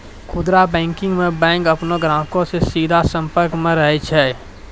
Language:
Maithili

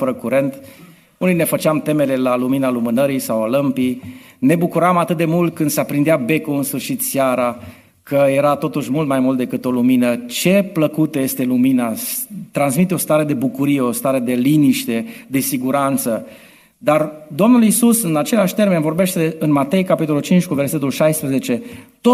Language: Romanian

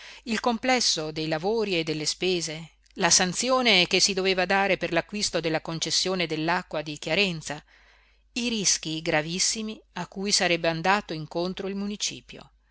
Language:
Italian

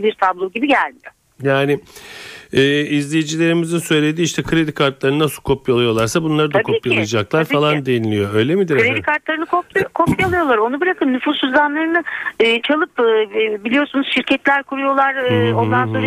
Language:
Turkish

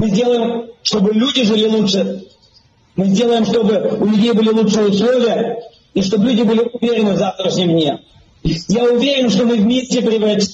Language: Romanian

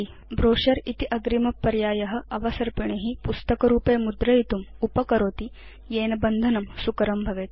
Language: Sanskrit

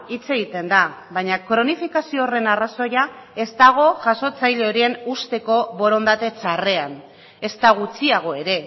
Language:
Basque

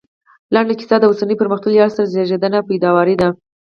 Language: Pashto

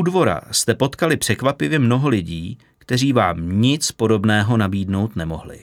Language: Czech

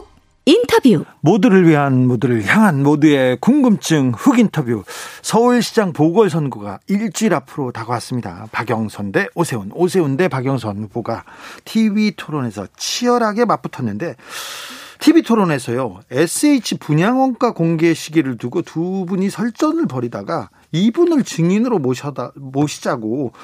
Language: Korean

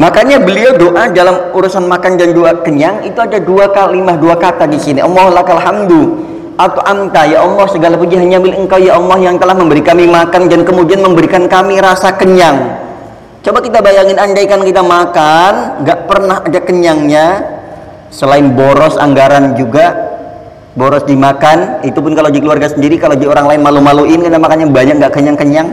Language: Indonesian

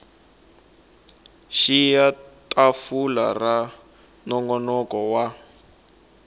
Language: Tsonga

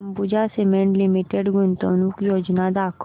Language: Marathi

